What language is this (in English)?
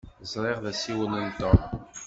Kabyle